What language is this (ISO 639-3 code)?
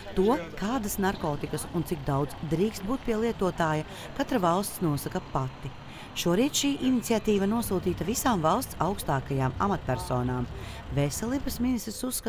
lav